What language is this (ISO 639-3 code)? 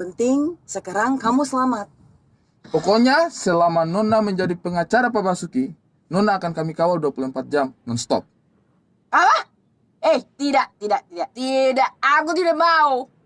ind